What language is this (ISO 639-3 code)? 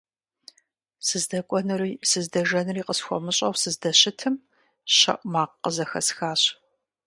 kbd